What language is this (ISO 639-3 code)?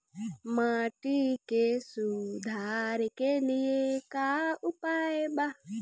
bho